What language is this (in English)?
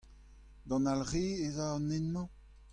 Breton